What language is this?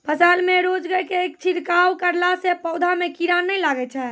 Maithili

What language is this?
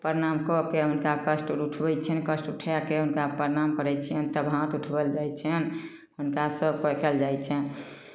Maithili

